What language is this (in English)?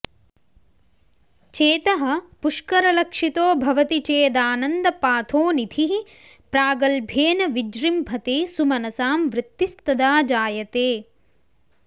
Sanskrit